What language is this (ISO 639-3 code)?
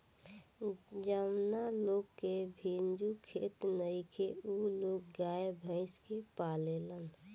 bho